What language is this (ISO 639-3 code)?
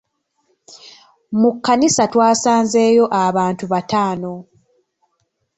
lug